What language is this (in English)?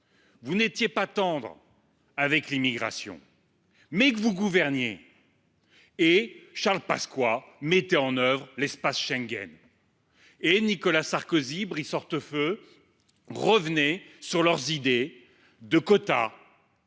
French